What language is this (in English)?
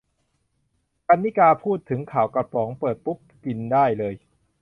Thai